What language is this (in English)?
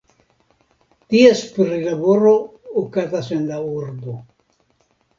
Esperanto